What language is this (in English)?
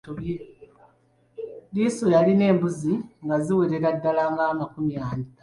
Ganda